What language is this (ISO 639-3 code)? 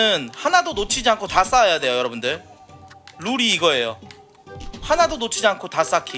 kor